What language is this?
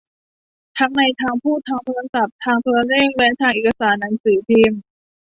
Thai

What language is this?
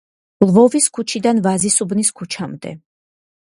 Georgian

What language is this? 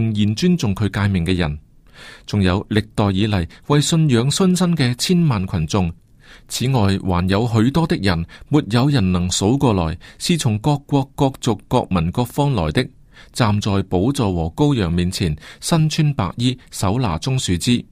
Chinese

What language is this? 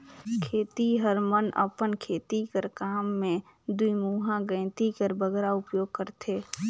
Chhattisgarhi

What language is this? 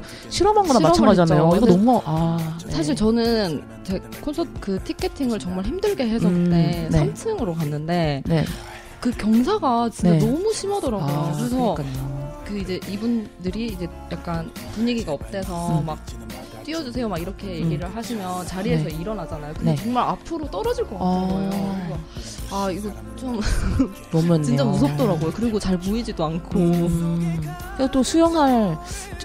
Korean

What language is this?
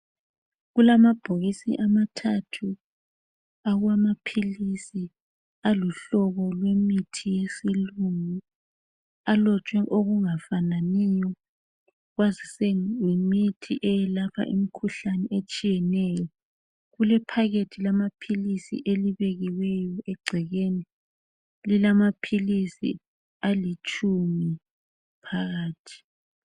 North Ndebele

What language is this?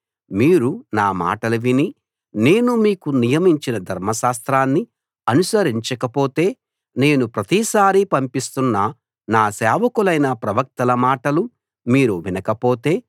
Telugu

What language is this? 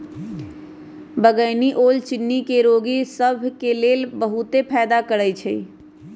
Magahi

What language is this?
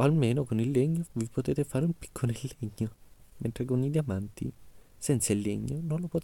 Italian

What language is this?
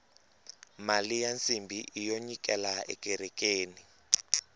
Tsonga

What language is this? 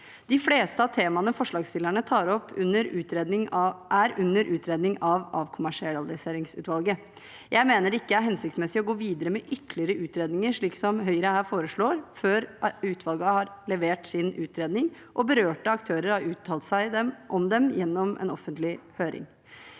Norwegian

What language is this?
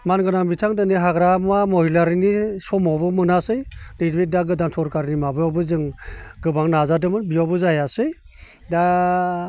Bodo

